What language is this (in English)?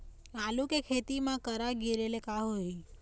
Chhattisgarhi